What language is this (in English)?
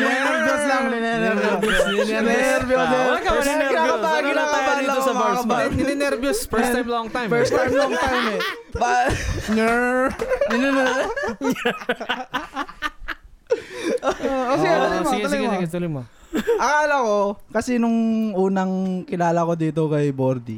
Filipino